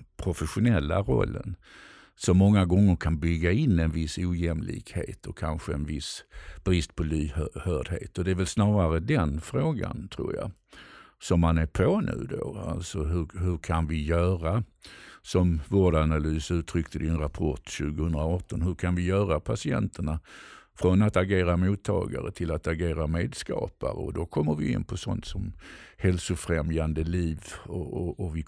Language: Swedish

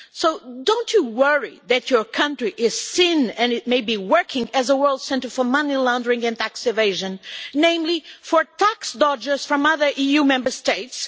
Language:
English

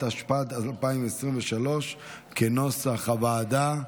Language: Hebrew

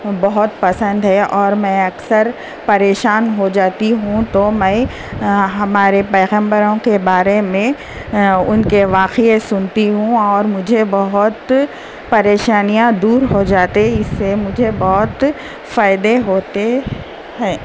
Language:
Urdu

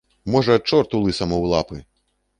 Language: Belarusian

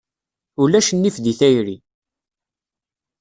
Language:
Kabyle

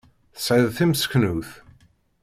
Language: Kabyle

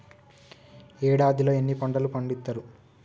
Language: Telugu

